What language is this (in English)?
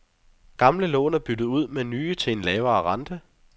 Danish